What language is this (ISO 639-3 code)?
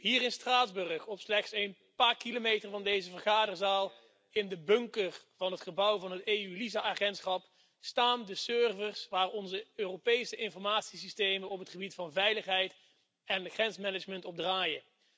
nld